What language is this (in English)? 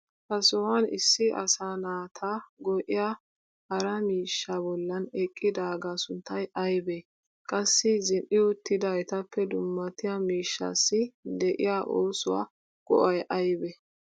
Wolaytta